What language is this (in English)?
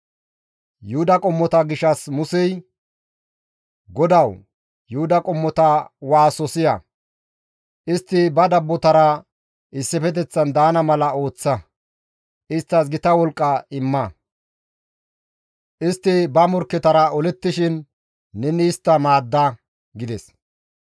Gamo